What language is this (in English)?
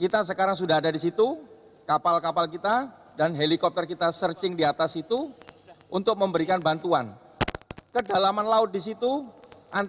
Indonesian